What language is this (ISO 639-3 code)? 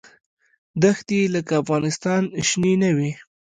pus